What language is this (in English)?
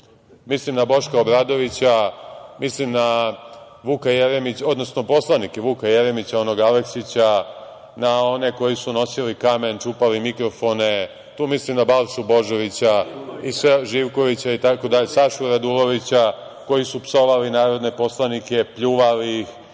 Serbian